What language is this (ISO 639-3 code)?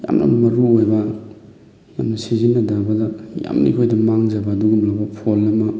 mni